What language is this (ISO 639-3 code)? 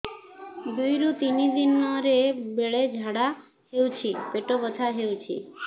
ori